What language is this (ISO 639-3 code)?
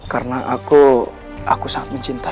ind